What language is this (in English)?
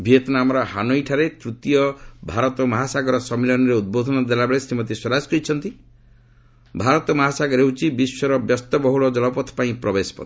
Odia